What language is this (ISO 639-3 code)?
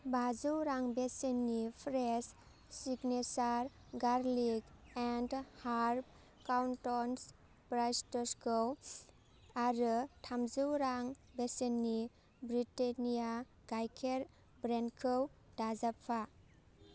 brx